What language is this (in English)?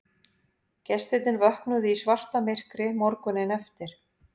Icelandic